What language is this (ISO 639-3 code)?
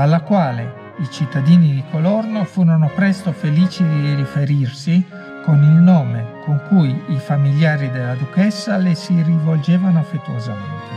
ita